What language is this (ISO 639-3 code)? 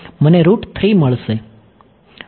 guj